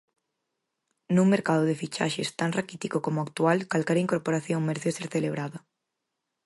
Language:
Galician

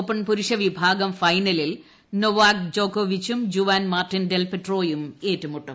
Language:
Malayalam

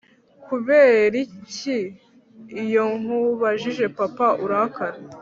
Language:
Kinyarwanda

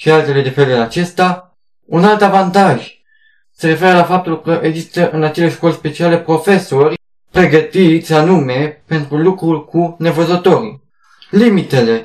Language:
Romanian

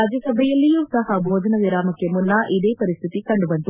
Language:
Kannada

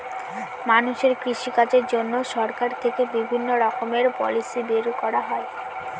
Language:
Bangla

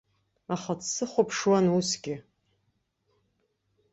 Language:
Abkhazian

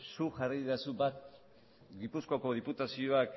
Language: Basque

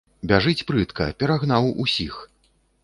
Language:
Belarusian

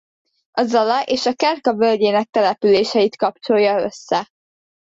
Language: Hungarian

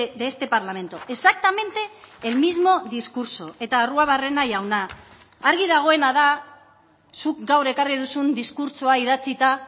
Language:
Basque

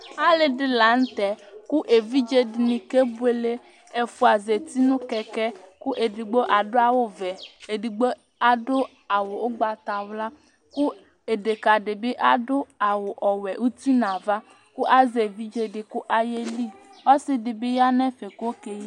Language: Ikposo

